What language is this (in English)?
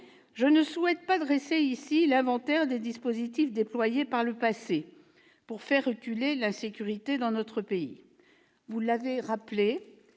French